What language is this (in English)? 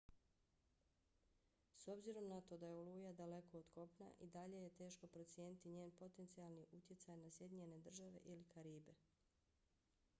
Bosnian